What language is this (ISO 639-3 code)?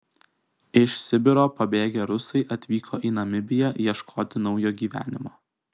lit